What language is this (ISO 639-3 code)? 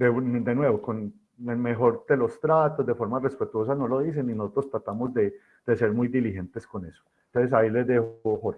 spa